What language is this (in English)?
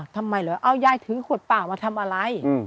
Thai